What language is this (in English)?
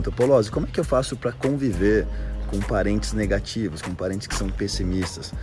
Portuguese